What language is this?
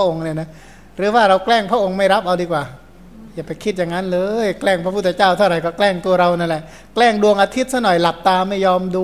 Thai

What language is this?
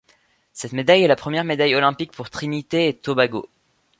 French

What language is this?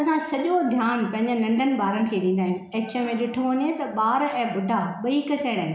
Sindhi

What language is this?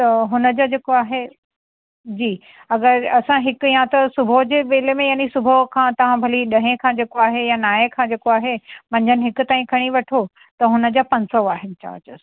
Sindhi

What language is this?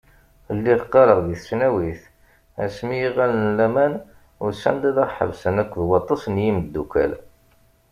Kabyle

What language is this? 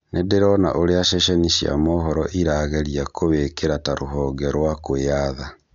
Kikuyu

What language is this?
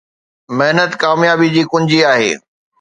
Sindhi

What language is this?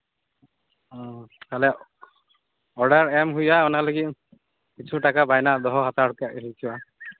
Santali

